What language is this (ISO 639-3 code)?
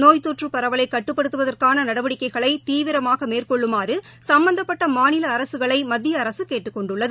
tam